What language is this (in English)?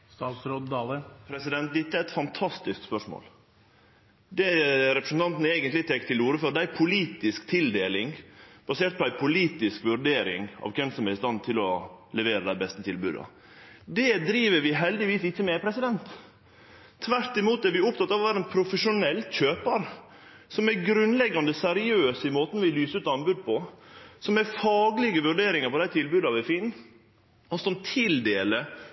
Norwegian Nynorsk